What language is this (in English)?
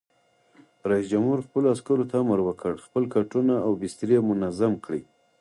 Pashto